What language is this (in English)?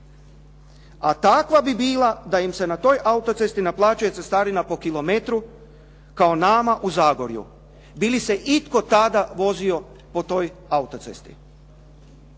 Croatian